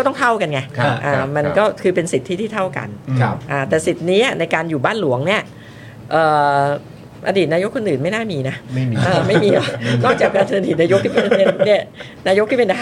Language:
Thai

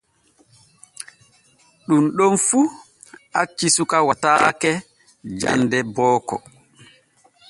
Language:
Borgu Fulfulde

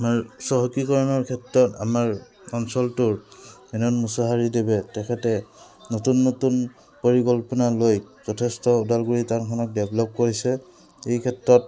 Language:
Assamese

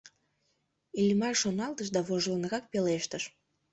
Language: Mari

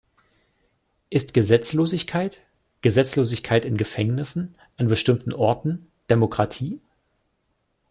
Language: German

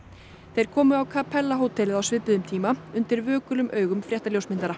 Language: Icelandic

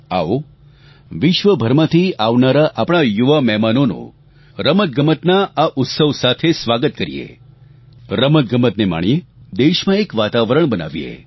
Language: Gujarati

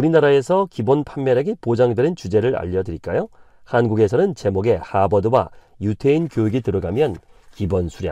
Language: Korean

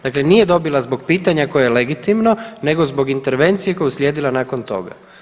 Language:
Croatian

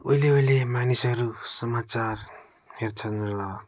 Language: Nepali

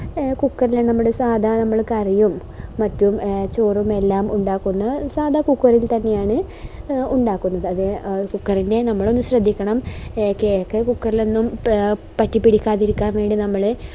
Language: Malayalam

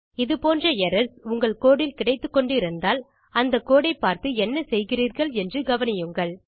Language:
Tamil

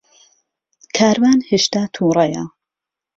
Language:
Central Kurdish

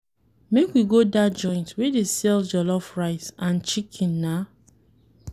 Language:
Nigerian Pidgin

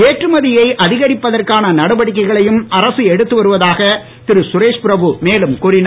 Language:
Tamil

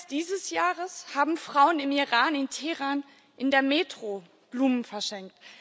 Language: German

